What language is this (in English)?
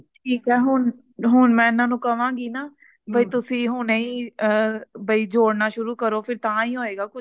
Punjabi